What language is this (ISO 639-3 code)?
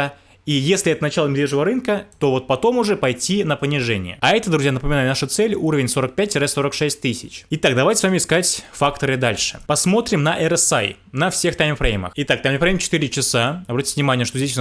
rus